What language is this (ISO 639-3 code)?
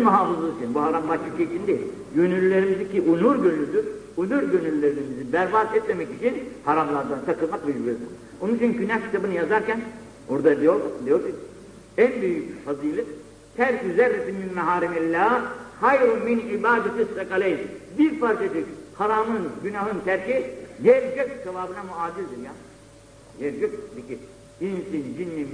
tur